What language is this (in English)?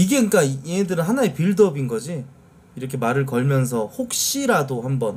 Korean